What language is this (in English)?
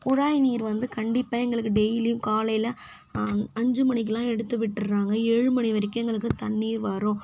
Tamil